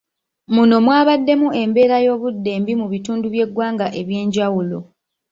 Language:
Ganda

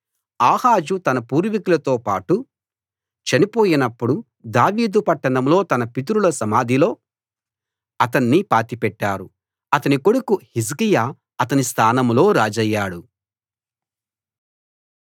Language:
Telugu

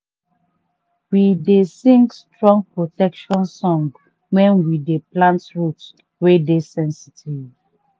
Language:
Nigerian Pidgin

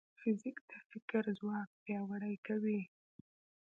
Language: Pashto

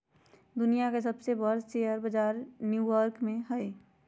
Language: Magahi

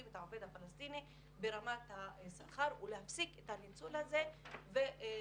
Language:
Hebrew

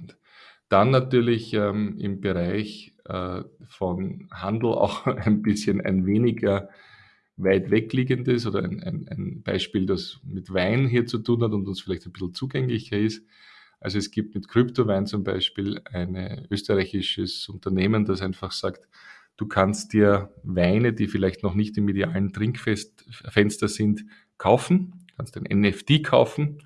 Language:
German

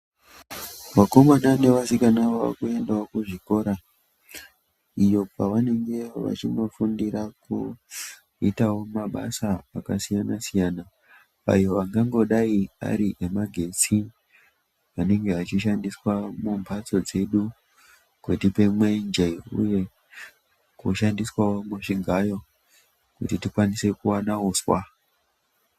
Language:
Ndau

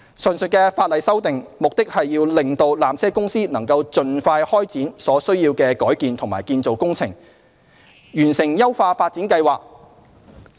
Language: Cantonese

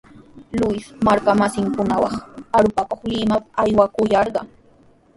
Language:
Sihuas Ancash Quechua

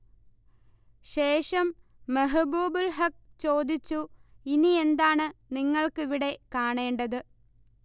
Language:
Malayalam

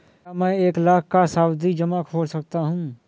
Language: Hindi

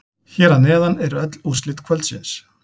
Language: Icelandic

